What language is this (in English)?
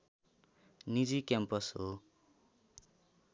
Nepali